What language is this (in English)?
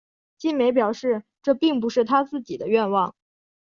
Chinese